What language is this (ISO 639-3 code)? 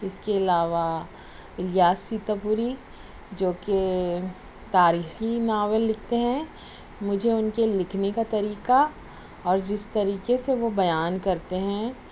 urd